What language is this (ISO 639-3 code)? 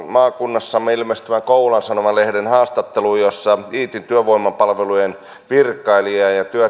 fin